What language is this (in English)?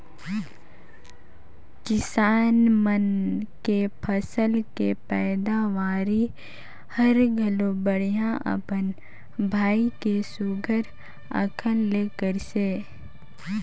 Chhattisgarhi